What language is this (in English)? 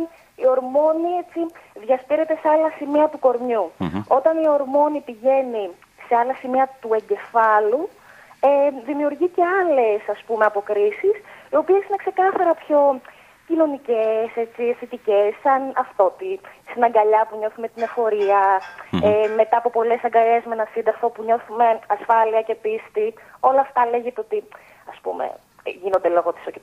Greek